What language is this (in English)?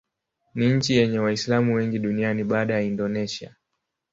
Swahili